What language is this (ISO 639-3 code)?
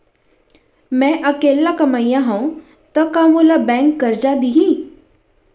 hne